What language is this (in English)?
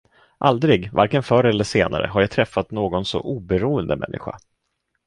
Swedish